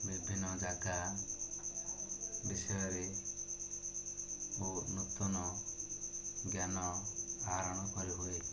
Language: Odia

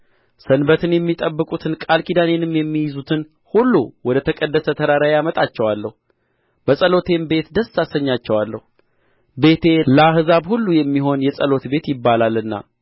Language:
Amharic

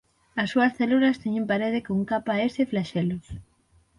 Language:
Galician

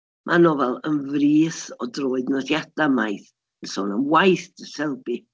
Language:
Welsh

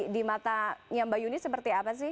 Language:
Indonesian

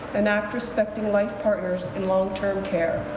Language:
English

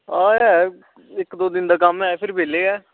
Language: Dogri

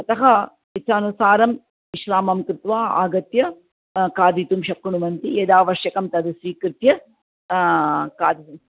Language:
Sanskrit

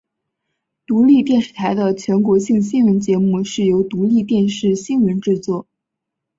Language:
Chinese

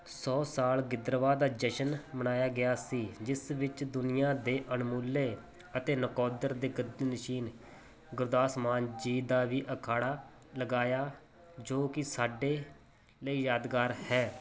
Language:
Punjabi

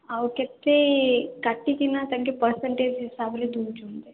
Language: Odia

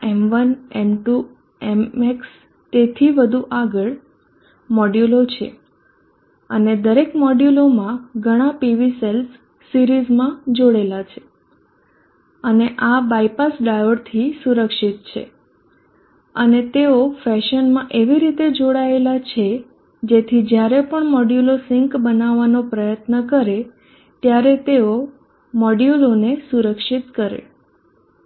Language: Gujarati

